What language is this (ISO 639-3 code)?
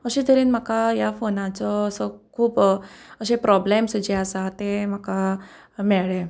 kok